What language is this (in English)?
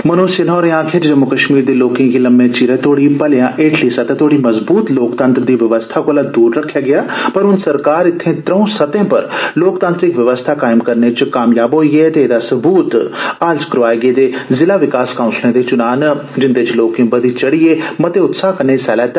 Dogri